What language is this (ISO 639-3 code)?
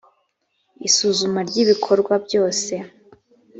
kin